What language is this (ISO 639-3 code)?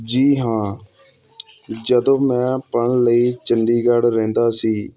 pan